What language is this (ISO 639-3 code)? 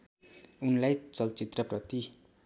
nep